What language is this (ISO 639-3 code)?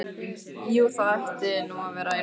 isl